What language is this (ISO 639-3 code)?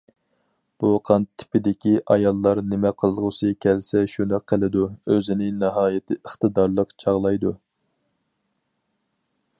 uig